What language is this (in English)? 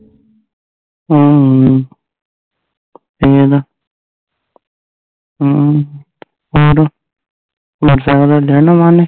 Punjabi